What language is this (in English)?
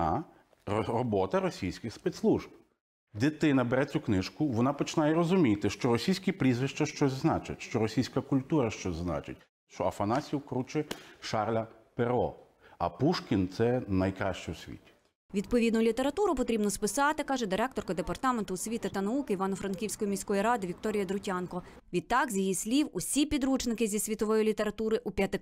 Ukrainian